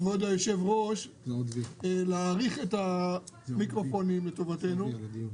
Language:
Hebrew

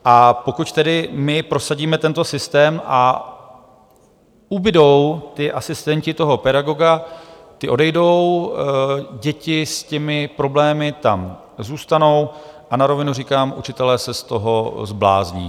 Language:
Czech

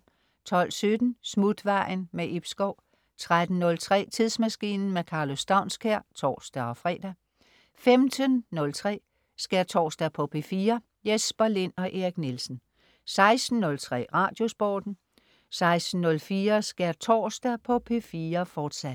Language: Danish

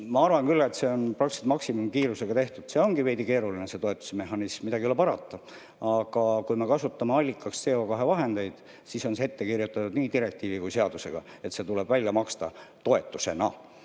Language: Estonian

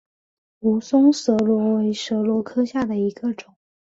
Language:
Chinese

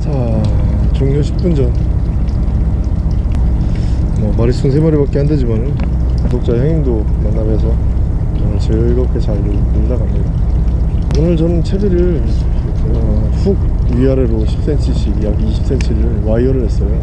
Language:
Korean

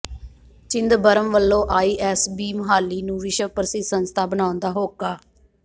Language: Punjabi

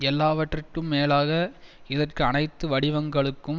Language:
Tamil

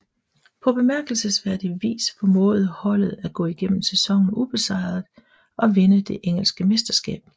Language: Danish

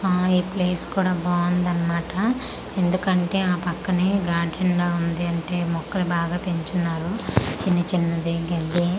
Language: Telugu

